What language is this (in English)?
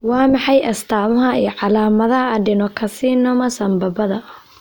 Somali